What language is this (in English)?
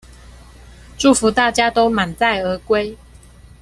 Chinese